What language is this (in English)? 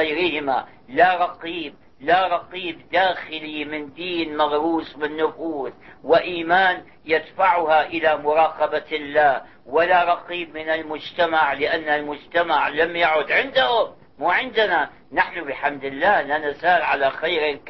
Arabic